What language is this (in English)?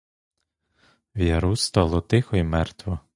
Ukrainian